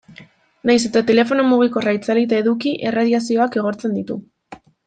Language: Basque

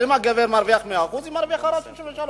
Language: Hebrew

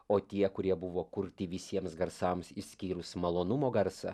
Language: Lithuanian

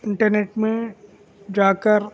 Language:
Urdu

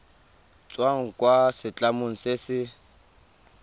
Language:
Tswana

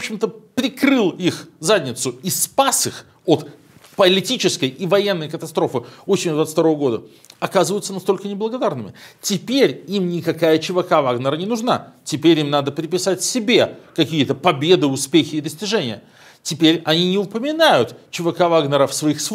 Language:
Russian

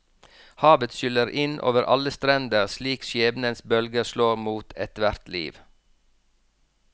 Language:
Norwegian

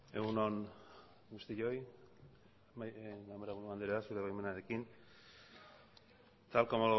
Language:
Basque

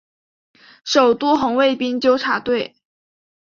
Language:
Chinese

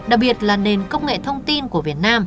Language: Vietnamese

